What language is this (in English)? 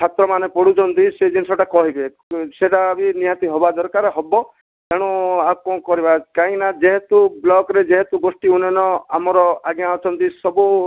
Odia